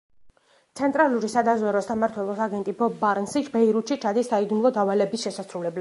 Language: Georgian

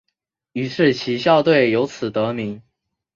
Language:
Chinese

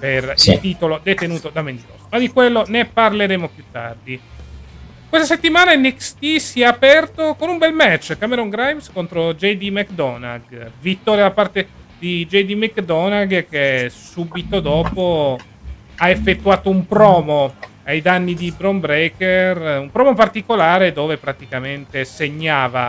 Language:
Italian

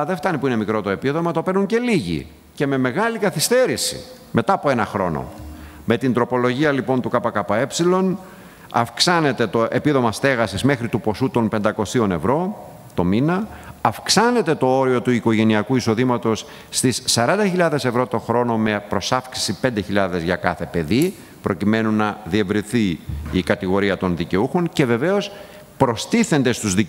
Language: Greek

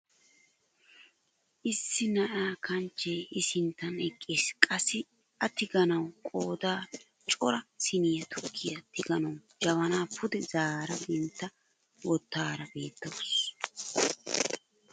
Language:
Wolaytta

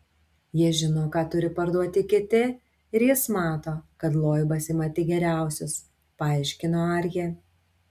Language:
Lithuanian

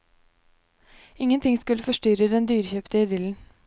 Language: Norwegian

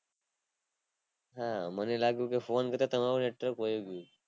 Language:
Gujarati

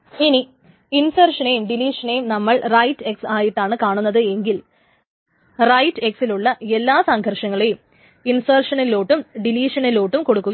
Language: Malayalam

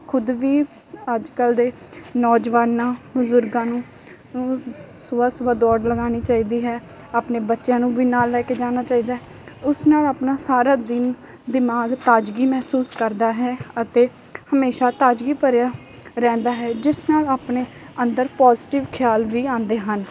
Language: Punjabi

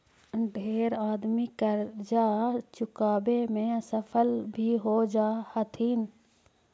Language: Magahi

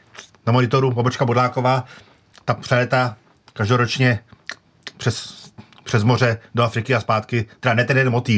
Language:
Czech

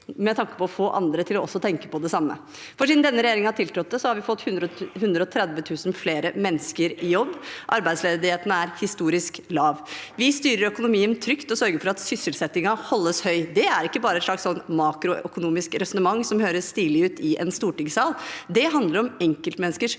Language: Norwegian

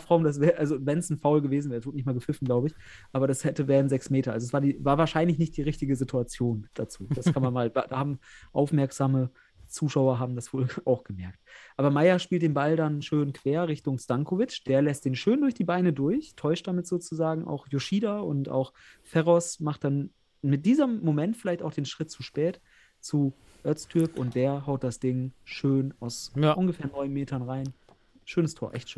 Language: German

